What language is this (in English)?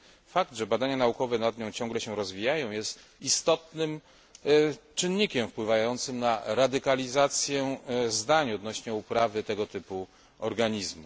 Polish